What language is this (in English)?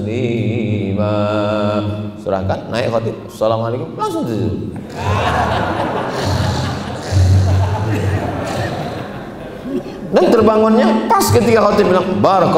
Indonesian